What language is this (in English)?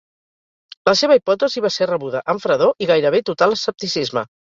Catalan